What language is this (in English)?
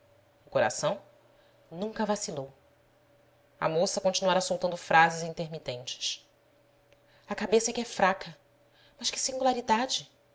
Portuguese